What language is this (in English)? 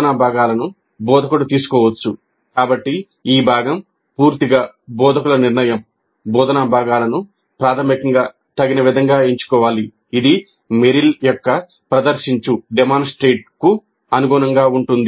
Telugu